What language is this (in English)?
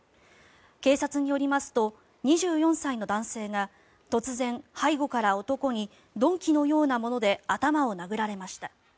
Japanese